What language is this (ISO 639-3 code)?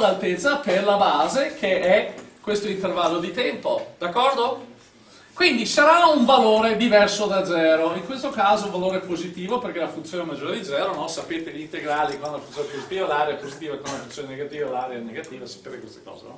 ita